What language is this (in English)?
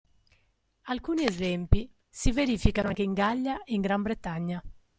Italian